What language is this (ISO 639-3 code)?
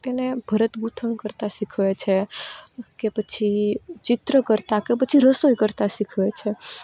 guj